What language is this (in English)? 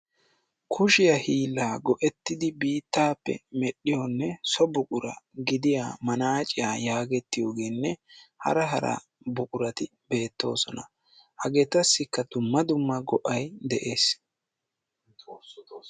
Wolaytta